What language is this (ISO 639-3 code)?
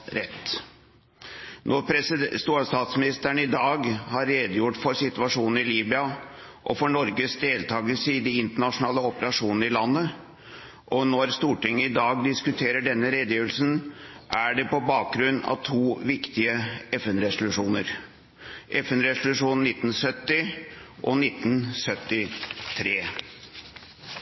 nob